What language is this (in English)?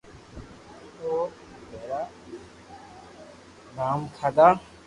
Loarki